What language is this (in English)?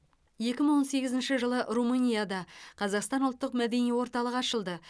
Kazakh